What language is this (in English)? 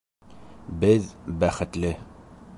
Bashkir